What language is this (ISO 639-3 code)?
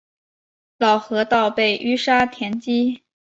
zho